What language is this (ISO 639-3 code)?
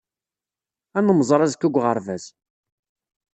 kab